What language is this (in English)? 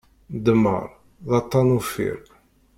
Kabyle